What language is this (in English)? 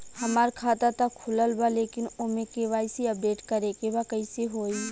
Bhojpuri